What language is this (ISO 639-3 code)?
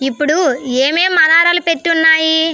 tel